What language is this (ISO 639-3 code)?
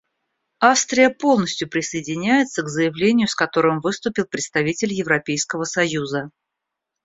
rus